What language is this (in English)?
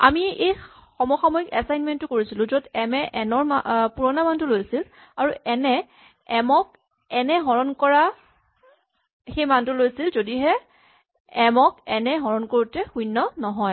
Assamese